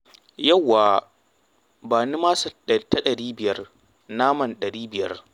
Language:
Hausa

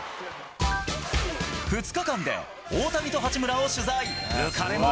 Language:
Japanese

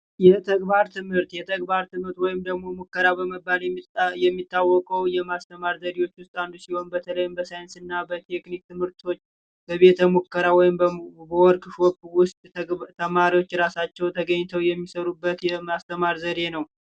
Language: Amharic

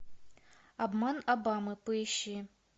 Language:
Russian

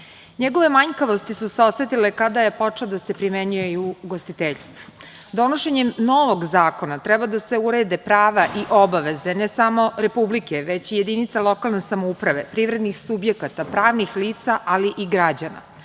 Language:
Serbian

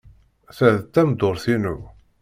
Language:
Kabyle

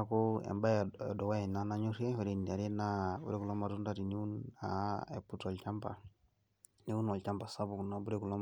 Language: Masai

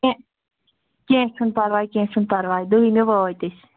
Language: Kashmiri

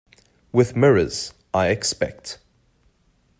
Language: English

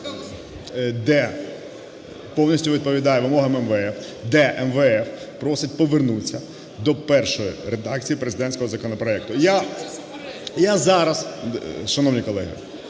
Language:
Ukrainian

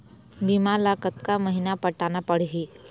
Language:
Chhattisgarhi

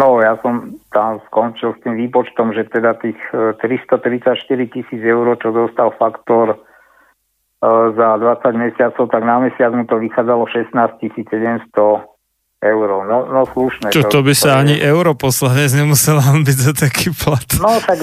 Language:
Slovak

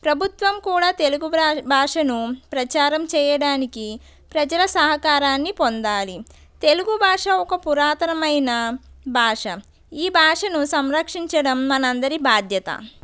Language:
Telugu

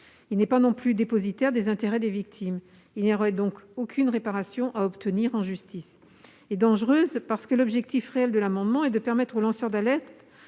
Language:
French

